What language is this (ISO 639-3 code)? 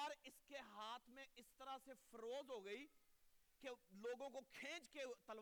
urd